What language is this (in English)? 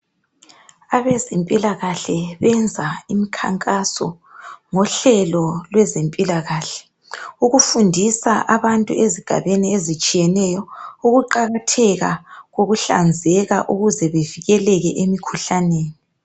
North Ndebele